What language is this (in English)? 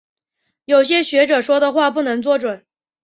Chinese